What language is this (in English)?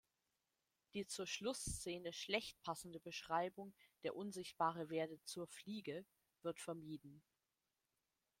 German